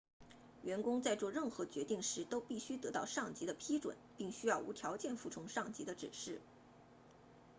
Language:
Chinese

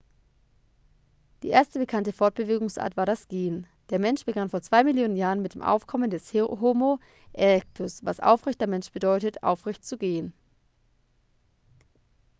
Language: German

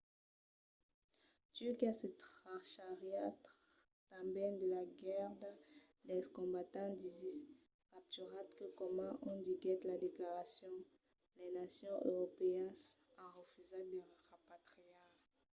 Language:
Occitan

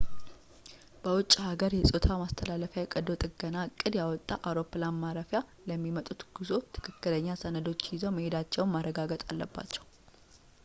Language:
Amharic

